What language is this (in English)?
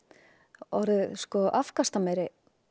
Icelandic